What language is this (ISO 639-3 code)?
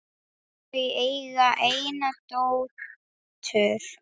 isl